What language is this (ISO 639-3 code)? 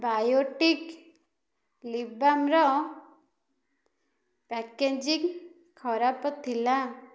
ori